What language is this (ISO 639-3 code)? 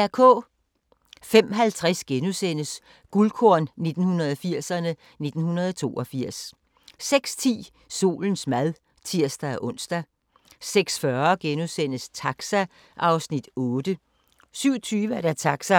dan